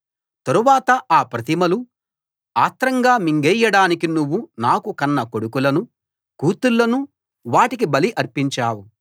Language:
Telugu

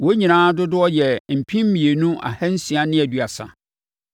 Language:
Akan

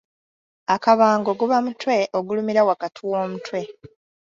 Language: Ganda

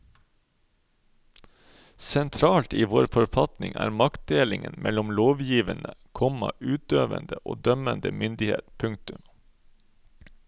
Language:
Norwegian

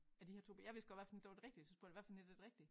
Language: Danish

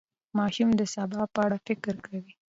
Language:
Pashto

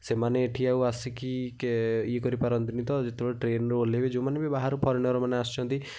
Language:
Odia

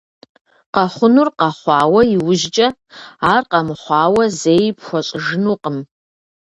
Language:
Kabardian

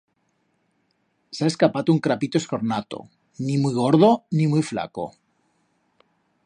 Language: Aragonese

